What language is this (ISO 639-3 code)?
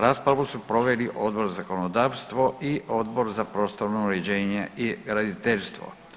hrv